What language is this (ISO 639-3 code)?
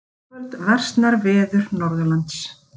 isl